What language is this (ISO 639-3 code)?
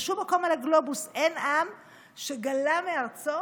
heb